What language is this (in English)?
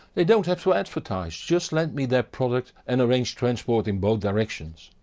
English